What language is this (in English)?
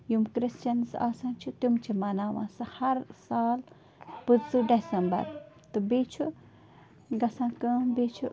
Kashmiri